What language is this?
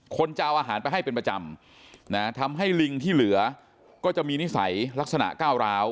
Thai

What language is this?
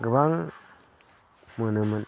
Bodo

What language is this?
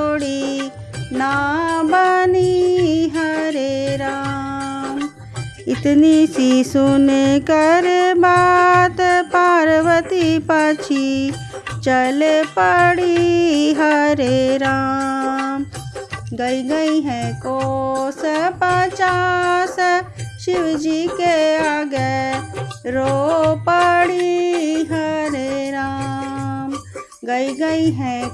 Hindi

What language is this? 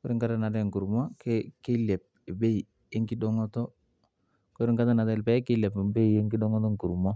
Masai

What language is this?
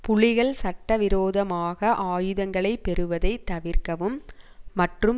Tamil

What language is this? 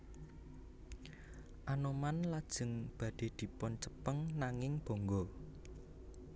Javanese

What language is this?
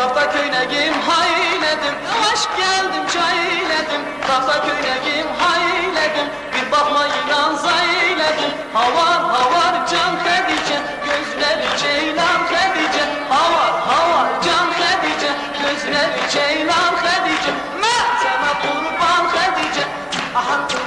Turkish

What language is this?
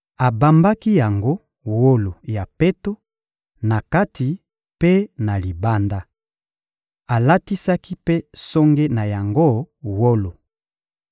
Lingala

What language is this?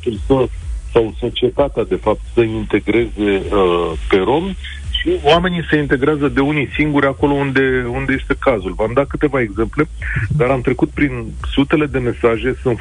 Romanian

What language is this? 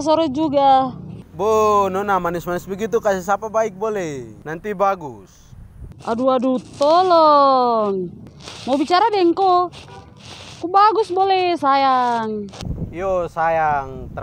Indonesian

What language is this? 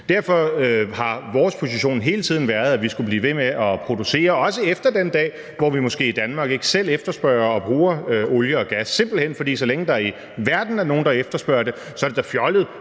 Danish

